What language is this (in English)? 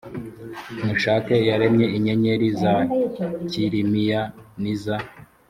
Kinyarwanda